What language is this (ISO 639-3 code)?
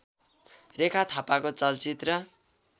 nep